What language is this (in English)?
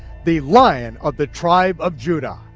English